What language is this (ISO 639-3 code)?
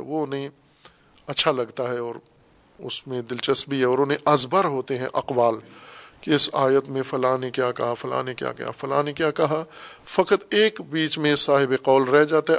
urd